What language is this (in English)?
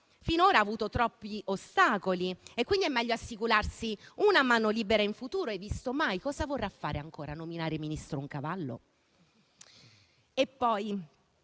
Italian